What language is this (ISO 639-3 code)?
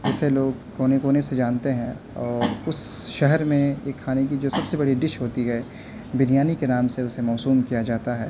urd